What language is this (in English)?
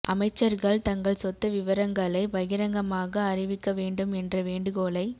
Tamil